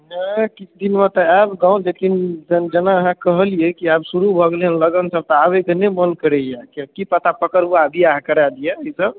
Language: Maithili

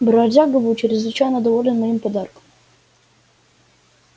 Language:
Russian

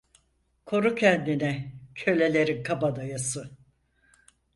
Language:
Turkish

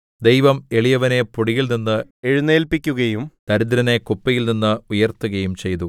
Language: Malayalam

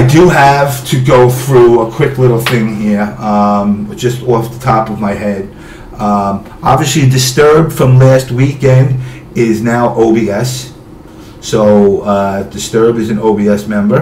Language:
English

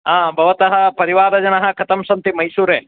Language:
Sanskrit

